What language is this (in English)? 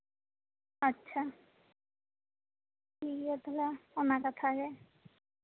Santali